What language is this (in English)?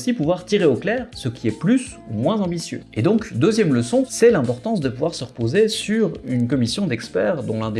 French